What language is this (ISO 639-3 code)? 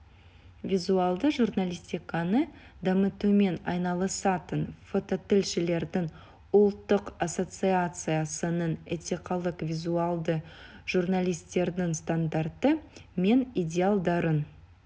kaz